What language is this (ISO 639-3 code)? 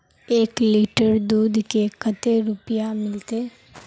mag